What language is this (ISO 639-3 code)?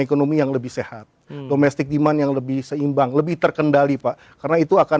ind